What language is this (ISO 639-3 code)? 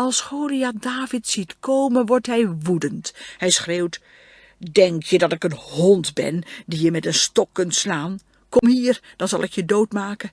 nld